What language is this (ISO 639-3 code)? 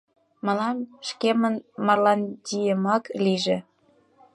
chm